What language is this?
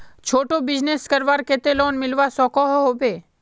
Magahi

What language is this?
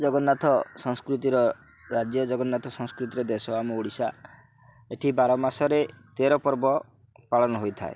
Odia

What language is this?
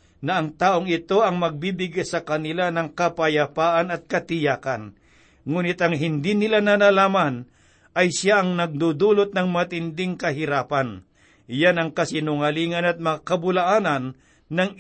Filipino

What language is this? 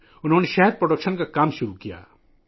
Urdu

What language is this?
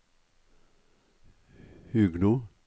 Norwegian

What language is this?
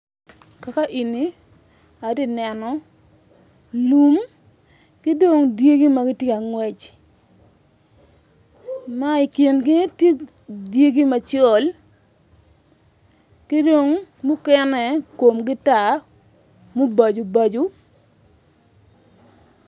Acoli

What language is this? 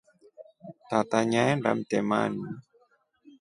Rombo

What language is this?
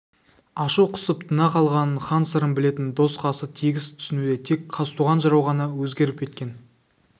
Kazakh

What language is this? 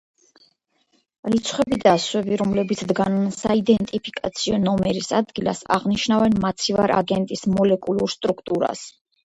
Georgian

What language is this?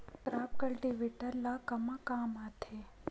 Chhattisgarhi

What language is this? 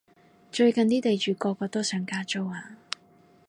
Cantonese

